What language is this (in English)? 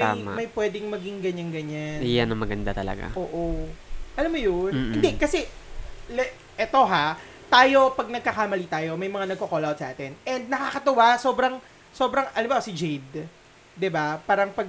Filipino